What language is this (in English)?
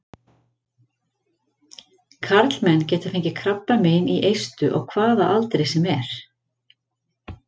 Icelandic